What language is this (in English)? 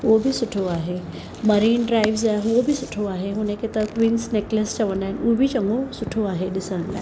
Sindhi